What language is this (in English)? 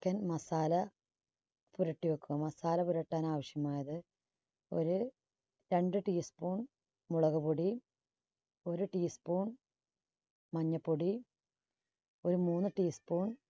Malayalam